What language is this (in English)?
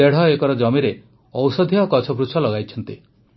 Odia